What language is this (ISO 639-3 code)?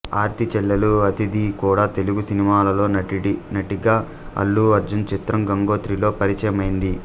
tel